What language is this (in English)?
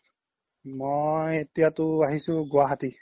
Assamese